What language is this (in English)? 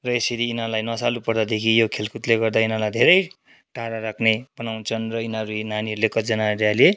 Nepali